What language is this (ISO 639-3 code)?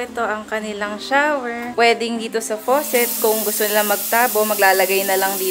fil